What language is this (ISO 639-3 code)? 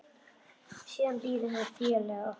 isl